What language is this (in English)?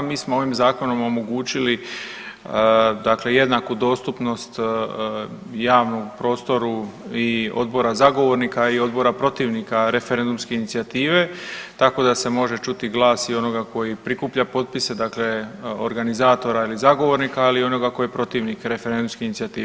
Croatian